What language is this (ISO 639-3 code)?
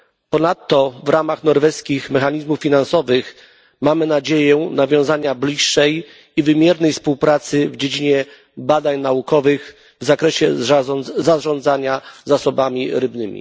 pol